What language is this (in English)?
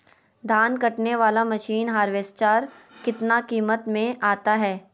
Magahi